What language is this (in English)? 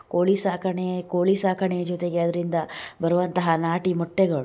Kannada